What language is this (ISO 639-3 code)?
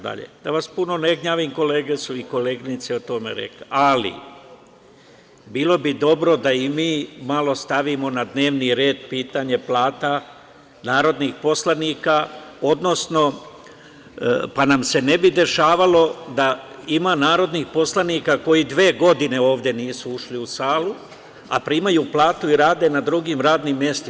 srp